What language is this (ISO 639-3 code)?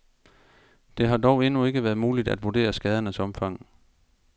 dan